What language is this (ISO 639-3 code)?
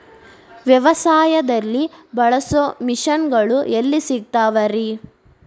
kan